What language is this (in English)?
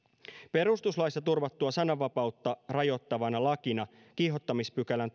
Finnish